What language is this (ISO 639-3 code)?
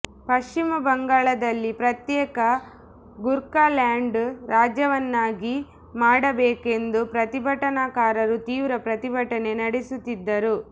kan